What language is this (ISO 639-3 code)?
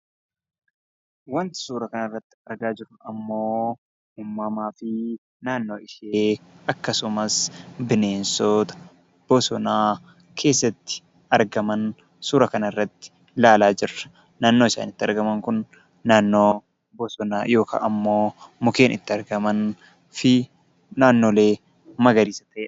orm